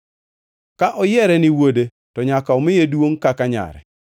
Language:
Luo (Kenya and Tanzania)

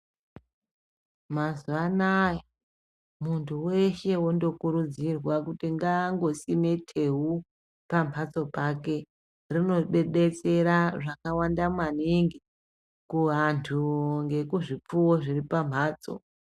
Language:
Ndau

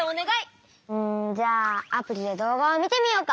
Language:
Japanese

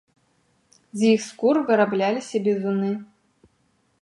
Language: Belarusian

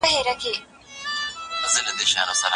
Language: Pashto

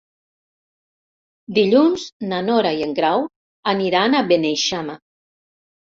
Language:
Catalan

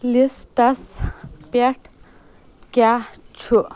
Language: Kashmiri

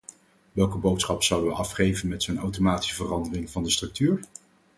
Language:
Dutch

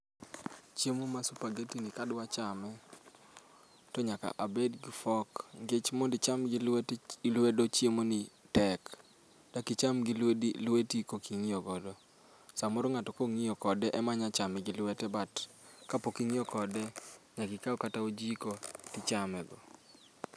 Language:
Luo (Kenya and Tanzania)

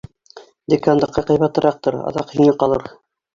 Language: Bashkir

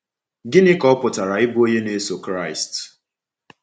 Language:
Igbo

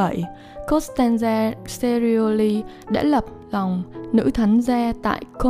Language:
Vietnamese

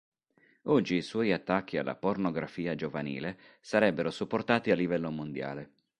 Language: Italian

